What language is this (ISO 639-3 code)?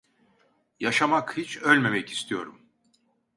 tur